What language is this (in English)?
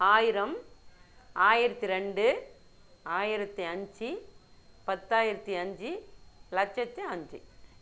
Tamil